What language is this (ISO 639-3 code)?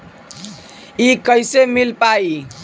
bho